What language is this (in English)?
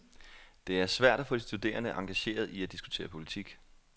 Danish